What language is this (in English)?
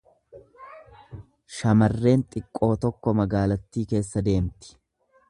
Oromo